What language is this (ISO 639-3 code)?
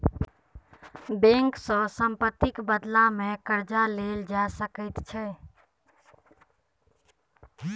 mai